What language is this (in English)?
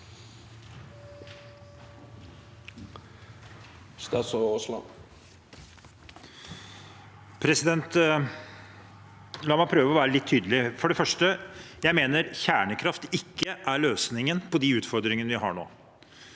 Norwegian